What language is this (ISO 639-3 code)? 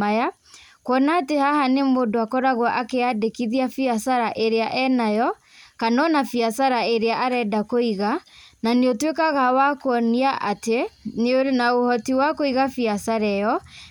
kik